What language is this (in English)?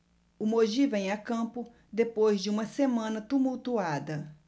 Portuguese